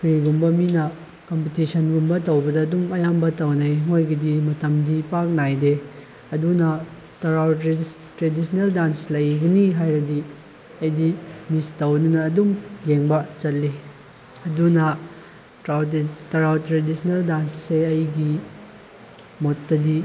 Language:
Manipuri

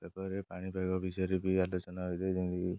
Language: Odia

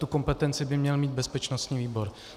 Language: Czech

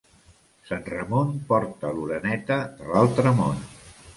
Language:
Catalan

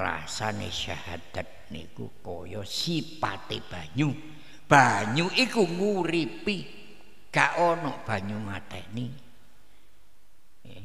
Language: Indonesian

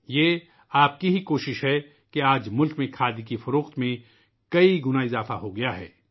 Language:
Urdu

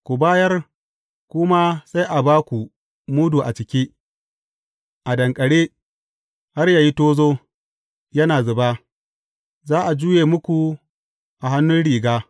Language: Hausa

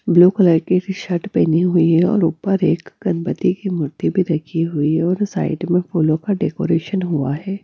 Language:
Hindi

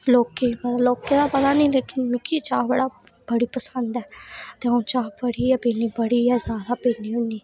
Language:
Dogri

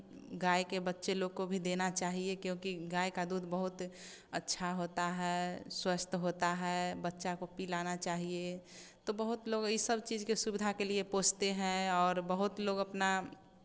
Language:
Hindi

